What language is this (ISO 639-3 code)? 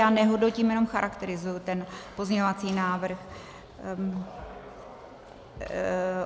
ces